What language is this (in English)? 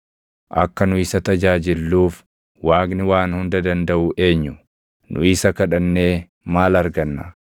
Oromo